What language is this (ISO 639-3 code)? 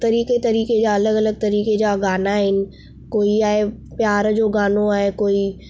snd